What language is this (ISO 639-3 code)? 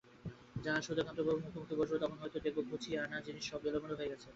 ben